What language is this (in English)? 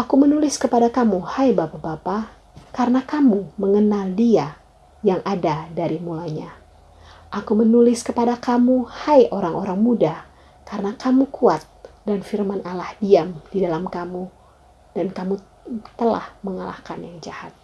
Indonesian